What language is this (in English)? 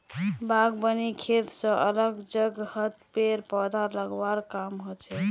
Magahi